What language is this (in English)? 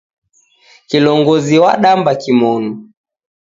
Taita